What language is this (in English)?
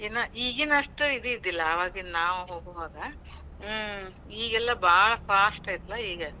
Kannada